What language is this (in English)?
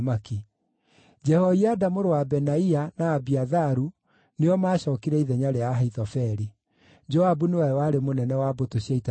Kikuyu